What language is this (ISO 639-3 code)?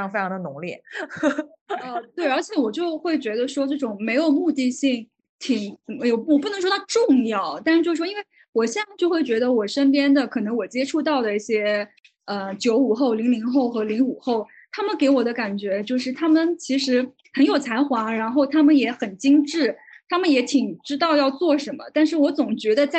zho